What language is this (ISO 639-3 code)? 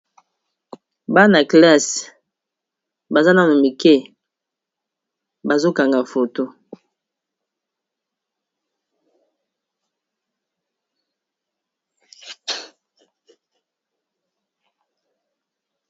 lin